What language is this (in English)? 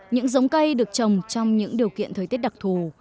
Vietnamese